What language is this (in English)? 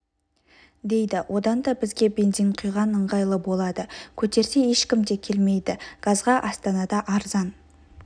Kazakh